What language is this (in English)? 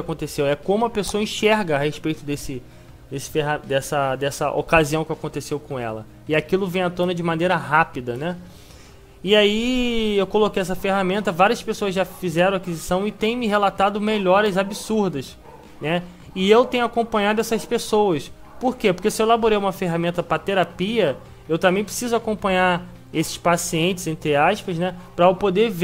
Portuguese